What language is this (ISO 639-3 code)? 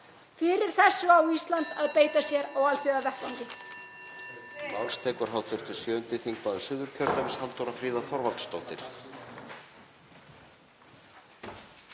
isl